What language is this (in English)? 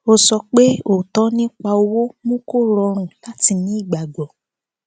Yoruba